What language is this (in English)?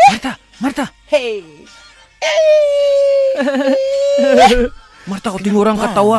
Malay